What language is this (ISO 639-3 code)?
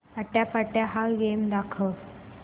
mar